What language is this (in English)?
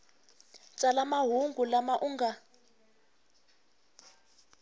Tsonga